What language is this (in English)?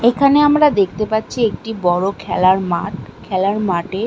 Bangla